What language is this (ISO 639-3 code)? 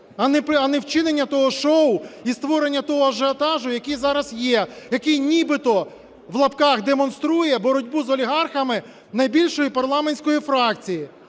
ukr